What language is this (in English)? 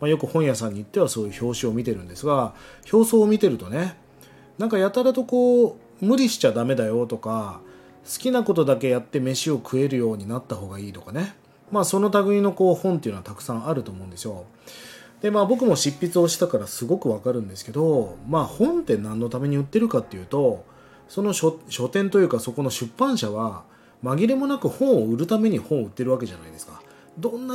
Japanese